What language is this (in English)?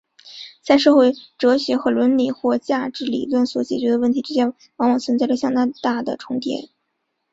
Chinese